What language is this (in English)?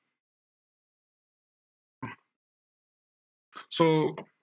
Assamese